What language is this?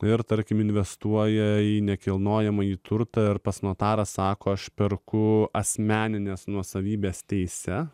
Lithuanian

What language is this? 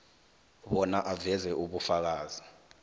South Ndebele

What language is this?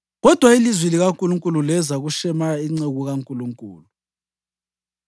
North Ndebele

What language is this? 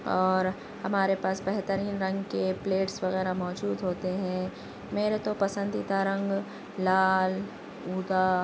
Urdu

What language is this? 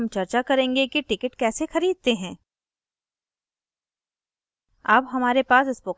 Hindi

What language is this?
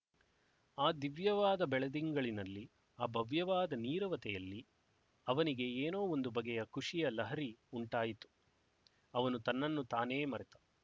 Kannada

